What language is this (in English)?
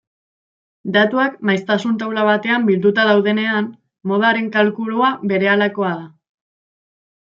Basque